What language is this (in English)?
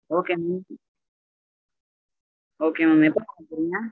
Tamil